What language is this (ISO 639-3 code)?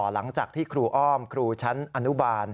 tha